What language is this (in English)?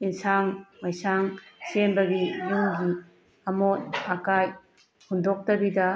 Manipuri